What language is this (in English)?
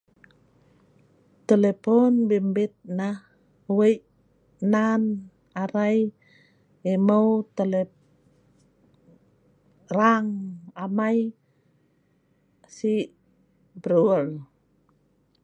Sa'ban